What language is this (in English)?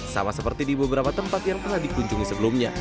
Indonesian